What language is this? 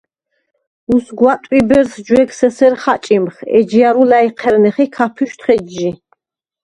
Svan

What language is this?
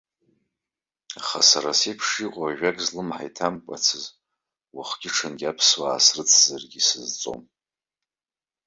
Abkhazian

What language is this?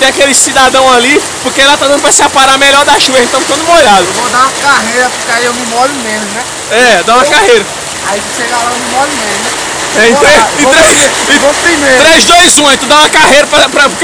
Portuguese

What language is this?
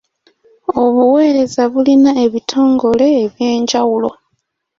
Ganda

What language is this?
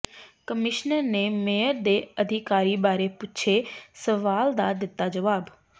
Punjabi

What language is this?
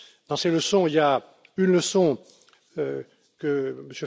French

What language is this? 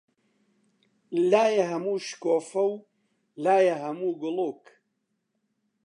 Central Kurdish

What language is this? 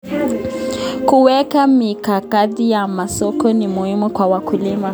Kalenjin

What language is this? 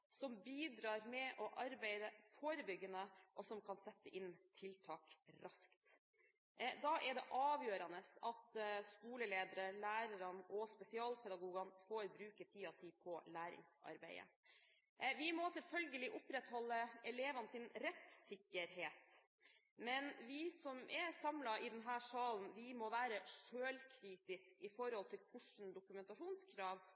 Norwegian Bokmål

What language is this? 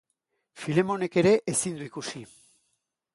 Basque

